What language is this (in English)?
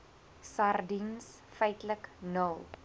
Afrikaans